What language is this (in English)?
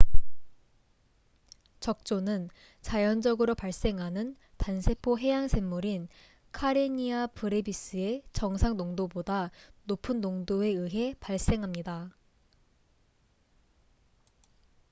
Korean